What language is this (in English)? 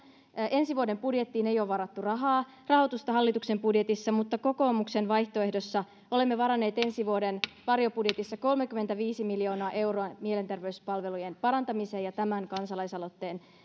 Finnish